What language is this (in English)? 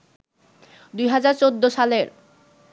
Bangla